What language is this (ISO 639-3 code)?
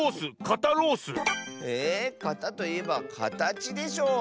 jpn